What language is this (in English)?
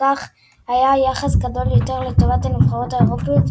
Hebrew